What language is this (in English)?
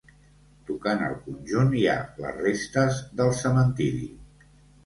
Catalan